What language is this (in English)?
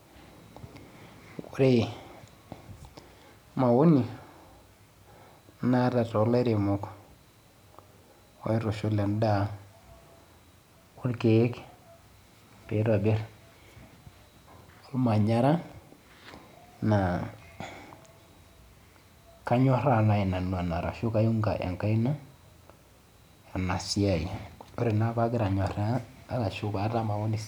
Masai